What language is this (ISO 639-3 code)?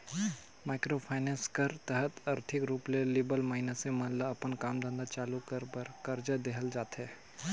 hne